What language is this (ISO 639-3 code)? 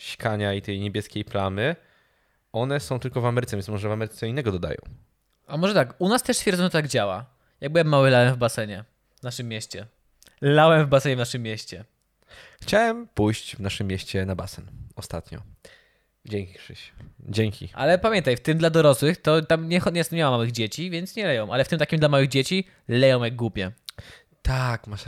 pol